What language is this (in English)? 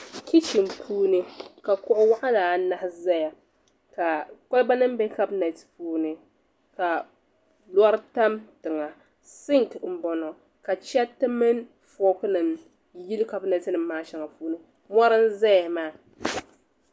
Dagbani